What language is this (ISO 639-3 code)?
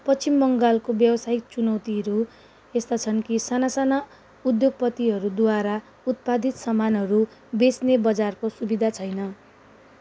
nep